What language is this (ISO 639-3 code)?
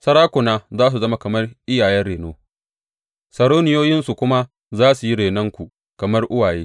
hau